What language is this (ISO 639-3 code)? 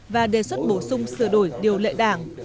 vie